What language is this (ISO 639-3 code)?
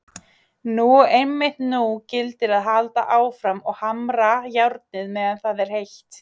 isl